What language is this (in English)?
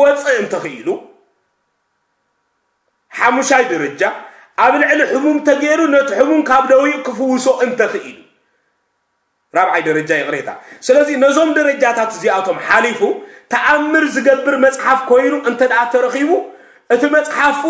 Arabic